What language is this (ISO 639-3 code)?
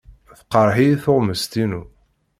kab